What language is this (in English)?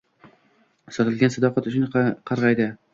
Uzbek